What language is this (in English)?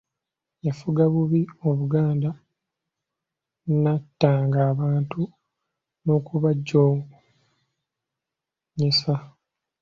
Ganda